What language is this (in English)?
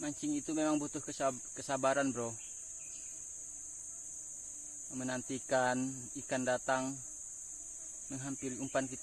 Indonesian